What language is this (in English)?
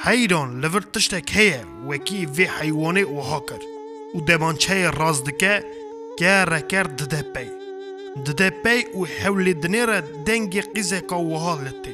Turkish